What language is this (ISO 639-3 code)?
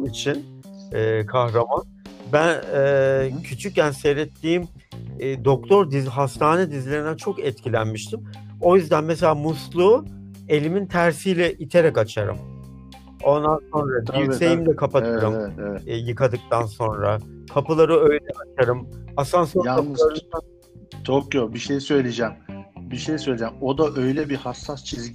tur